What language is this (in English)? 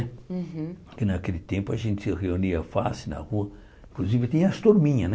Portuguese